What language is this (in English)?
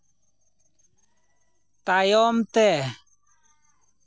Santali